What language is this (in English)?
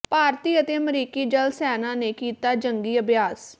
Punjabi